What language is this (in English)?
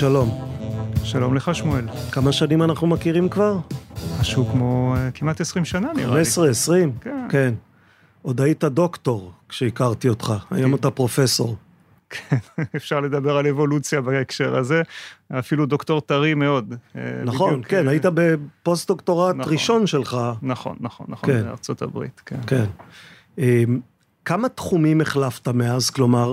Hebrew